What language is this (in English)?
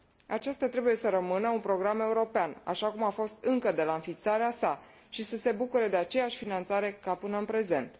Romanian